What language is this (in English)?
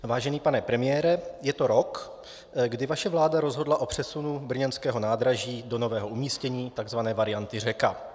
Czech